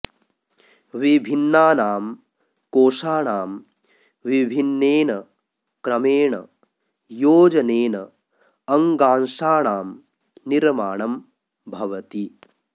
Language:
Sanskrit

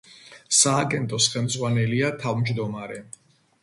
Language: Georgian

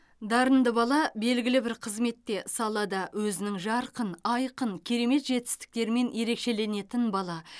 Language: Kazakh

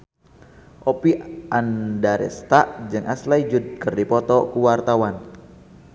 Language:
Sundanese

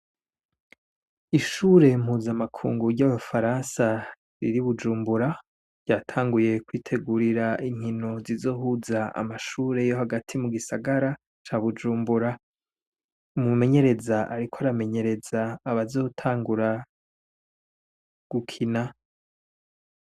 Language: Rundi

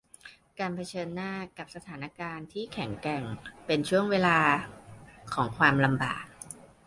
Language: Thai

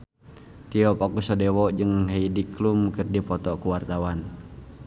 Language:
Sundanese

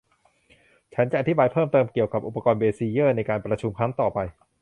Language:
Thai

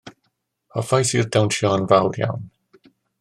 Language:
Welsh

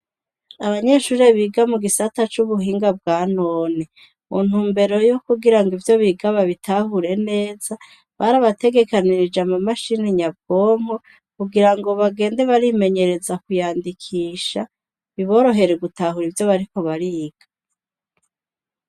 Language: Rundi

